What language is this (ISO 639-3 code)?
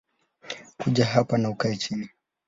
swa